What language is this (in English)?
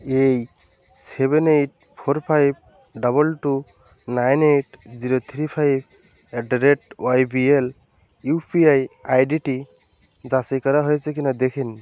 Bangla